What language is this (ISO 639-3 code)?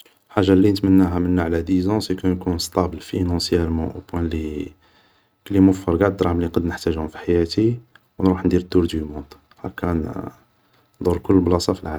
arq